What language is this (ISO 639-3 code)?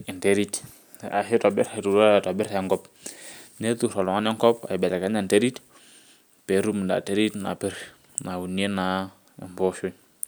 mas